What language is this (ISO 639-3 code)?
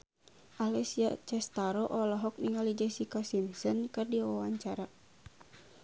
sun